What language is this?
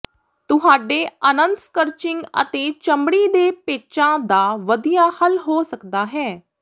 Punjabi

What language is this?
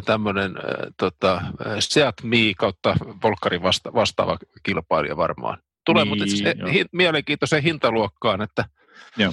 Finnish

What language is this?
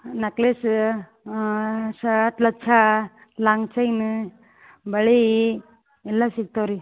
Kannada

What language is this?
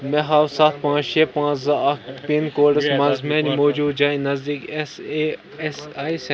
Kashmiri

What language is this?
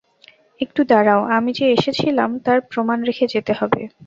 Bangla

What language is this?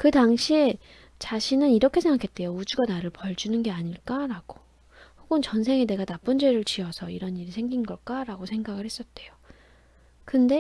Korean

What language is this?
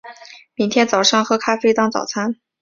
Chinese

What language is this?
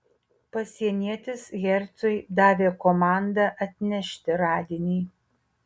Lithuanian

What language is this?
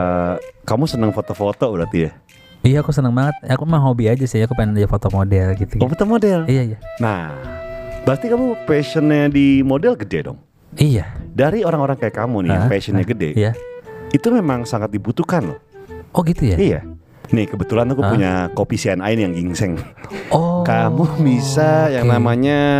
Indonesian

